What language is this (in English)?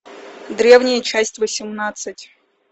Russian